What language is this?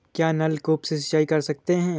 Hindi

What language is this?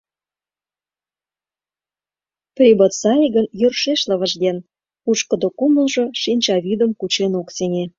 Mari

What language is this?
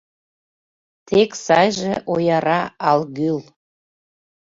Mari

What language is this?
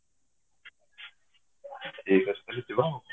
Odia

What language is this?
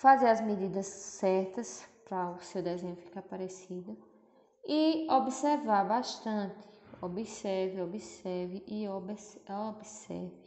Portuguese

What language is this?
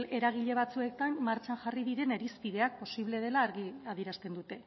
Basque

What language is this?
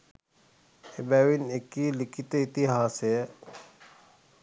Sinhala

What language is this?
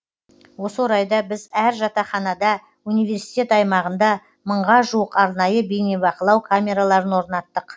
Kazakh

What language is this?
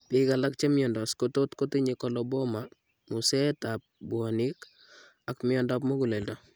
Kalenjin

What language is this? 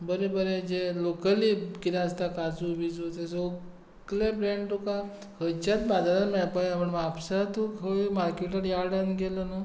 Konkani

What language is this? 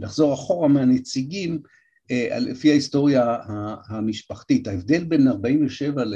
Hebrew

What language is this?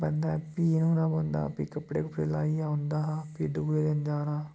Dogri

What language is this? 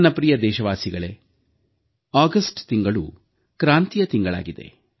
Kannada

